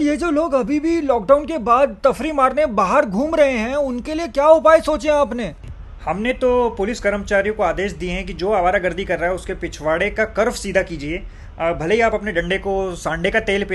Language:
Hindi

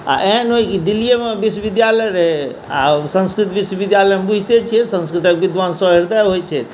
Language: Maithili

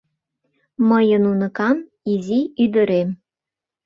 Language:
Mari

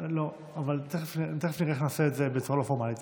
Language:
Hebrew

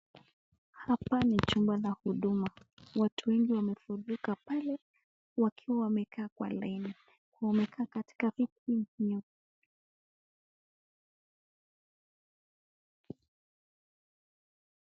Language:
Swahili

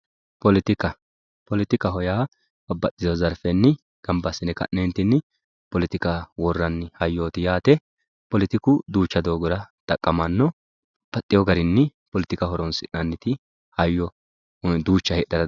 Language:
Sidamo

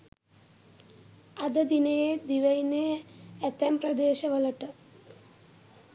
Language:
Sinhala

